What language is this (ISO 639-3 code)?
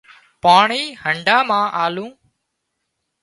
kxp